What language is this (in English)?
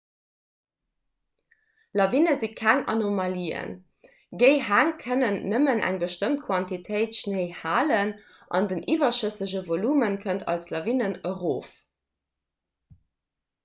Luxembourgish